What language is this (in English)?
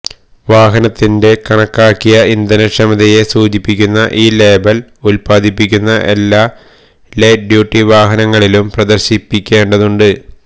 Malayalam